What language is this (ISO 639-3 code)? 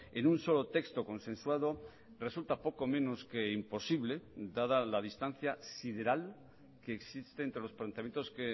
spa